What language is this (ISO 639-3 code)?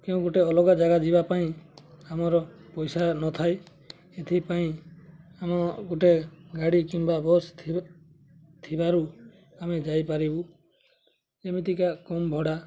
ori